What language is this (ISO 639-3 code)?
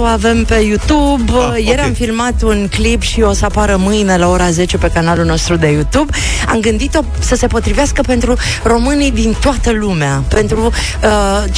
ron